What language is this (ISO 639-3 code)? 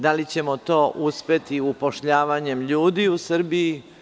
srp